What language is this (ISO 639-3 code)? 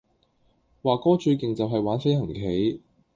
yue